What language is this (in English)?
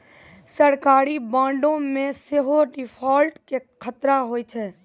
Maithili